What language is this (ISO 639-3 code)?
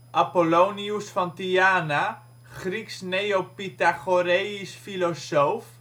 nld